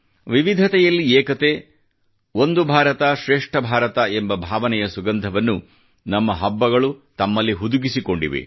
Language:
Kannada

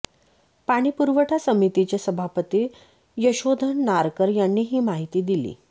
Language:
Marathi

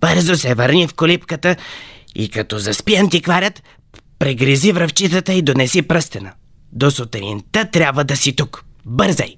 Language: Bulgarian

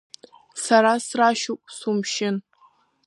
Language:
Abkhazian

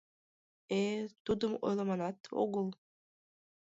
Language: Mari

